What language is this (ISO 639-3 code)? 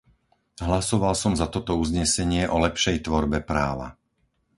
slk